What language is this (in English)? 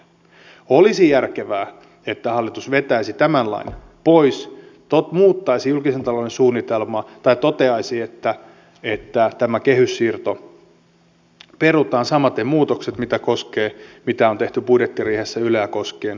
Finnish